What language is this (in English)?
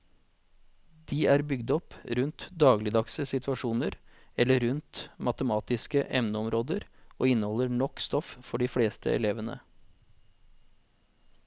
Norwegian